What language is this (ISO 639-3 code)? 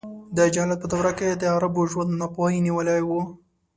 pus